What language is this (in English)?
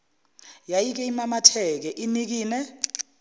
Zulu